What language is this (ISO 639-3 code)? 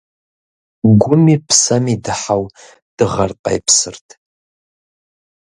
kbd